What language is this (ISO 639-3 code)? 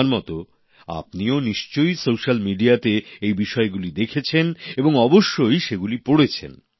ben